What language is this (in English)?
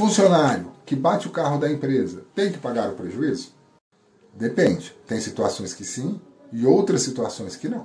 Portuguese